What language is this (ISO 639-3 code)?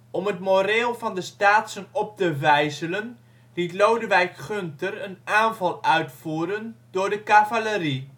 nld